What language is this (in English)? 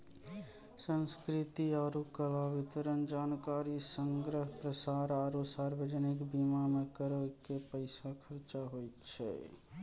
Maithili